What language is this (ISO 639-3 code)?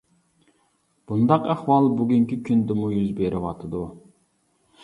uig